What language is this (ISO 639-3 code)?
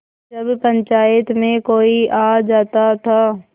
hin